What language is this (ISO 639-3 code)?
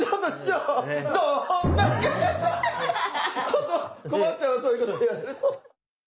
jpn